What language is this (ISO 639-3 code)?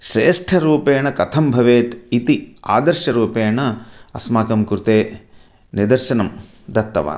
san